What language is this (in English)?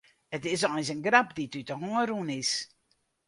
Western Frisian